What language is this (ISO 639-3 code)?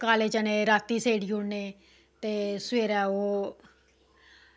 doi